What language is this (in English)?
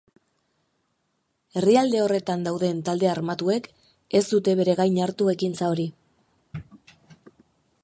Basque